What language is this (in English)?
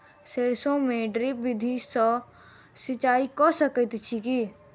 Maithili